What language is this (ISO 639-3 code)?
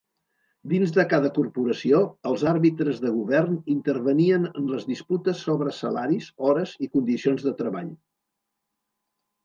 cat